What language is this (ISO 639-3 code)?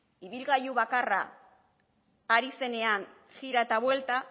eus